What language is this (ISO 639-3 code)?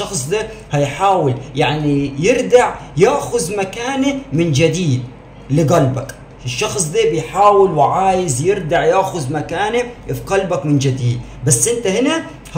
ara